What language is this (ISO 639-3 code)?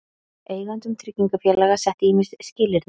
isl